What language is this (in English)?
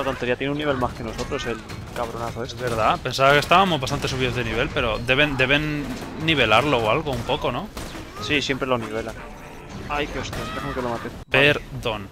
Spanish